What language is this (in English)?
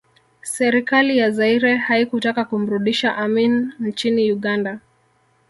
Swahili